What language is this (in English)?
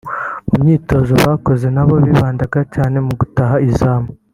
Kinyarwanda